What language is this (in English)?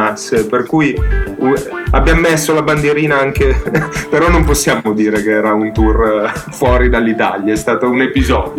Italian